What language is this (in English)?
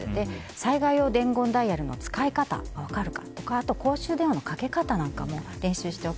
Japanese